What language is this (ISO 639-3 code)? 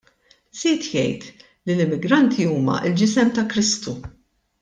mlt